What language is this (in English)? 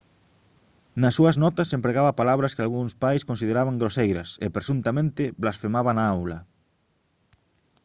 Galician